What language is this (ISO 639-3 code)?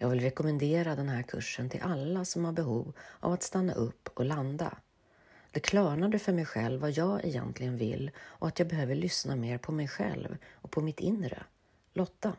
swe